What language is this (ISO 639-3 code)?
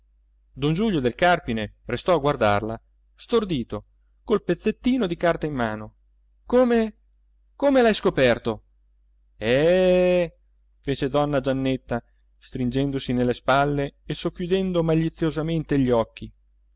ita